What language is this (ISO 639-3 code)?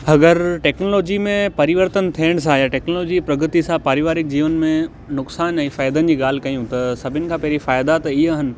snd